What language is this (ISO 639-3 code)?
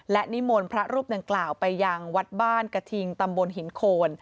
tha